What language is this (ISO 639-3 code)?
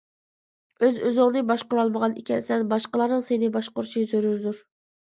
uig